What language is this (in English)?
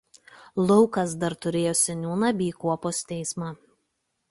Lithuanian